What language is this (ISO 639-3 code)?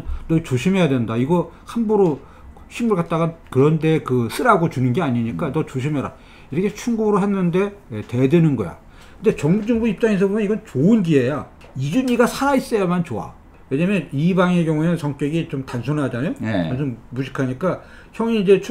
kor